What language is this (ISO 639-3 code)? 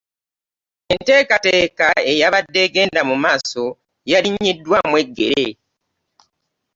lug